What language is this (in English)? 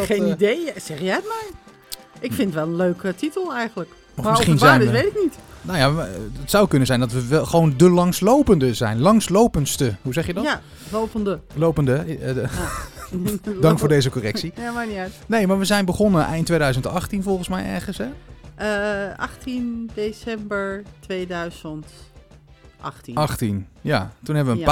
Dutch